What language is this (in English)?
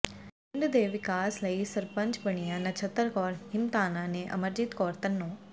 Punjabi